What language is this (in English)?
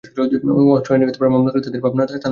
Bangla